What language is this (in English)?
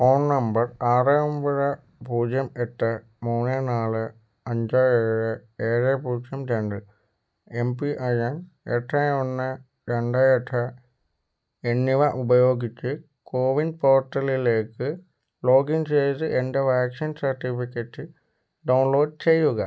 Malayalam